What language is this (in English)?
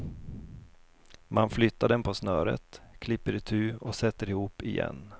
Swedish